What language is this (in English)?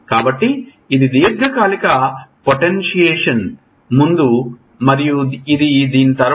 Telugu